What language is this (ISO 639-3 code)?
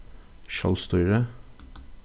fao